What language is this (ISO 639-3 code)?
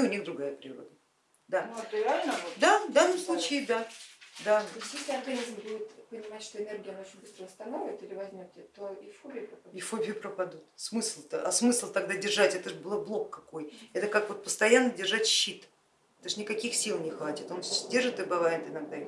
rus